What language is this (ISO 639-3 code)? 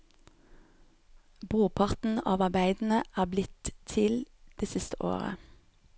nor